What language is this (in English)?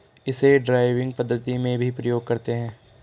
Hindi